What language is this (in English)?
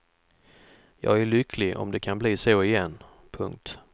Swedish